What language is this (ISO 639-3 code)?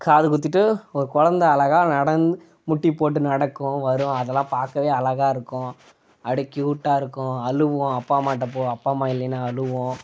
tam